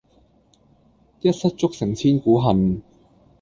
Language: Cantonese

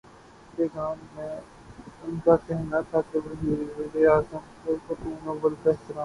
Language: Urdu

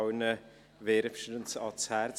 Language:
Swiss German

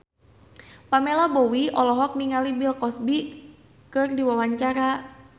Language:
Sundanese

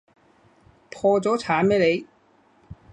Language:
Cantonese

